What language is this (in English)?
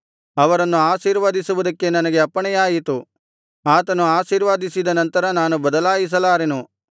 Kannada